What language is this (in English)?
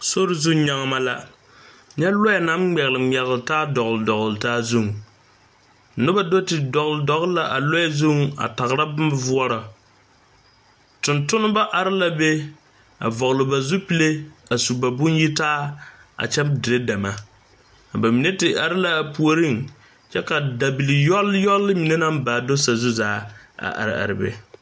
Southern Dagaare